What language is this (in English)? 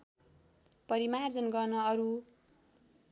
Nepali